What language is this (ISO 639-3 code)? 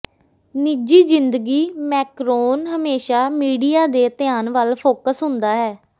pan